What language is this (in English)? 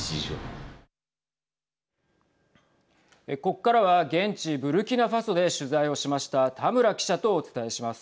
Japanese